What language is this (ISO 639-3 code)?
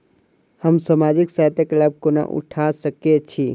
mai